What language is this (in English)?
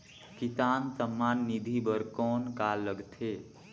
Chhattisgarhi